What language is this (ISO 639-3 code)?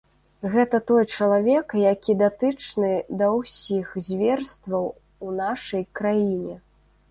bel